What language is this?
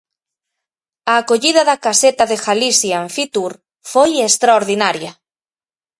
Galician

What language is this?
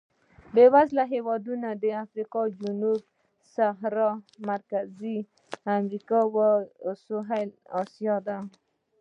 Pashto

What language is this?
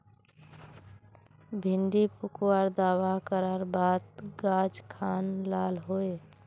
Magahi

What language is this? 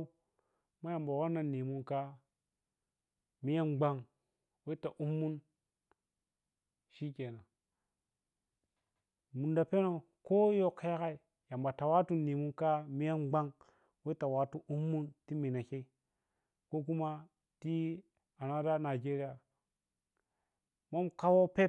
Piya-Kwonci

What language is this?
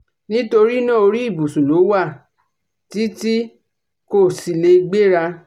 Yoruba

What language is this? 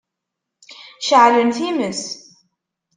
Kabyle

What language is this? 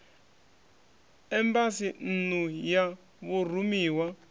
Venda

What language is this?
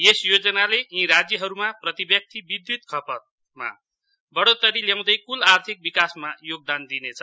Nepali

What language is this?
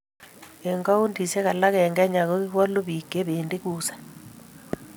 Kalenjin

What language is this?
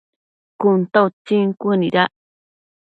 Matsés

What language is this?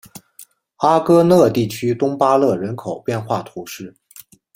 Chinese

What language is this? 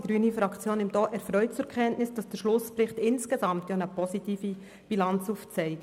Swiss German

